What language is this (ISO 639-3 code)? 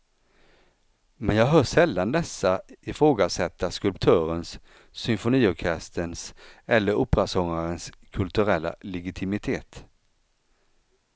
swe